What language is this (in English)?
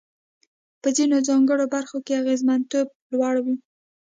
Pashto